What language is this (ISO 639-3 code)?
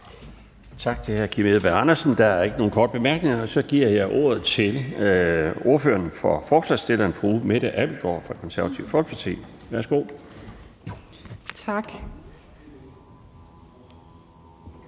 dan